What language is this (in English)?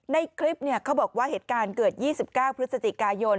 Thai